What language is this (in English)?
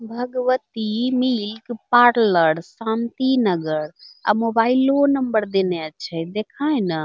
Angika